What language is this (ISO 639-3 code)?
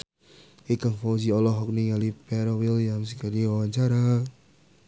sun